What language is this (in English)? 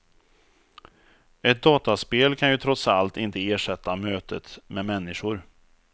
Swedish